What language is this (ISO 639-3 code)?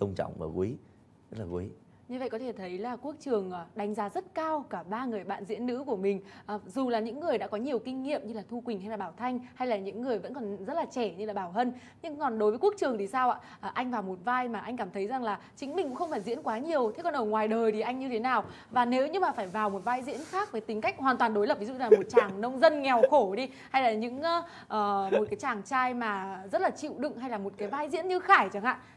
vie